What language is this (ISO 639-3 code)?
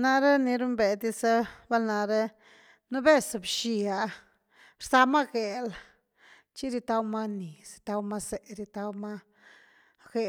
ztu